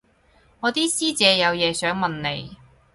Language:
Cantonese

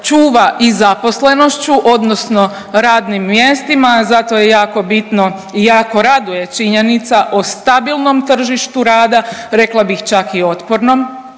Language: Croatian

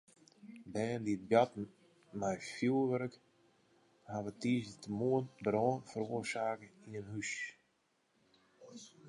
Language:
Western Frisian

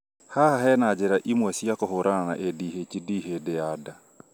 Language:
Kikuyu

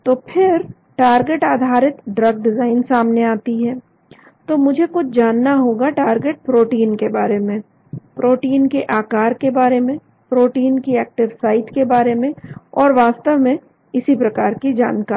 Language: Hindi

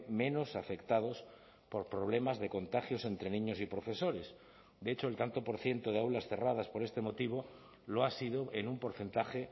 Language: Spanish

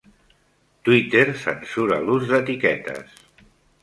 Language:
Catalan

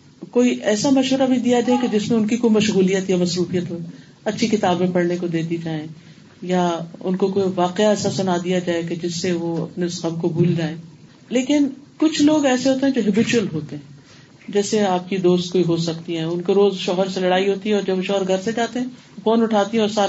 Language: Urdu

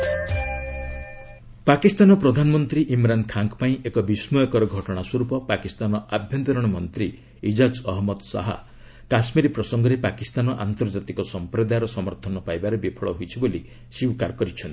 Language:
Odia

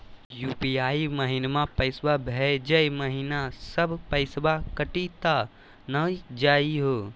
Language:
Magahi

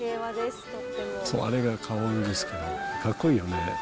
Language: Japanese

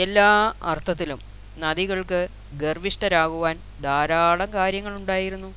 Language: Malayalam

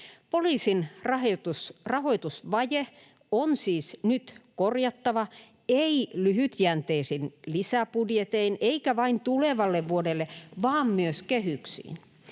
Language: Finnish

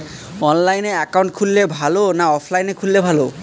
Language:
Bangla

